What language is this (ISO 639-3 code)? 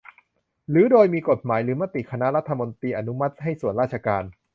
tha